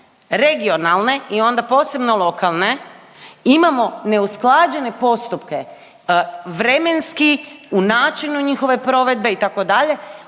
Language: Croatian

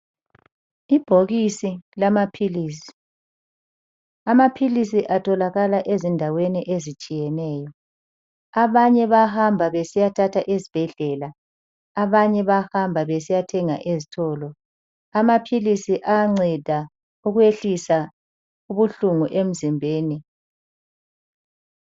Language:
North Ndebele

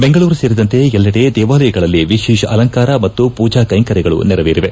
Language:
Kannada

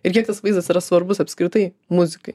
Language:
Lithuanian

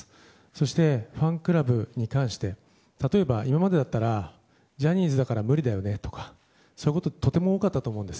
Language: Japanese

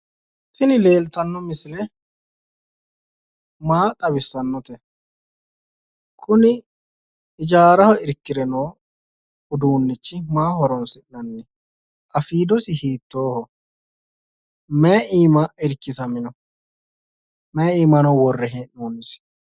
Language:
Sidamo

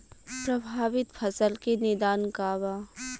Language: Bhojpuri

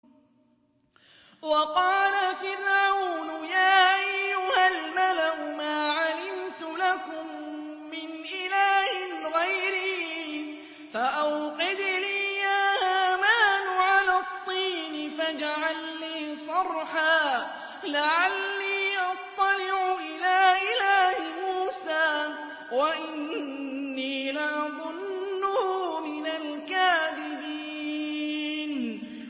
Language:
Arabic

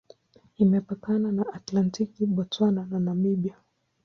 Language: Swahili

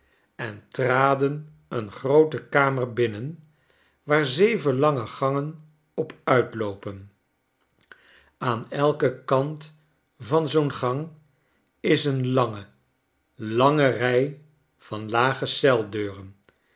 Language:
Dutch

